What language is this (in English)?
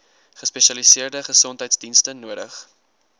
Afrikaans